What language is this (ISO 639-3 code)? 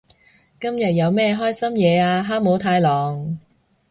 yue